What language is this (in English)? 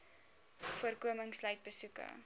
Afrikaans